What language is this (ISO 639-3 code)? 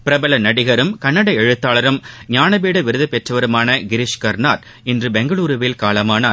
tam